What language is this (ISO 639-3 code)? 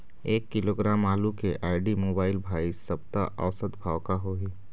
hne